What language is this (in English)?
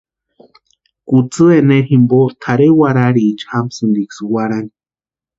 Western Highland Purepecha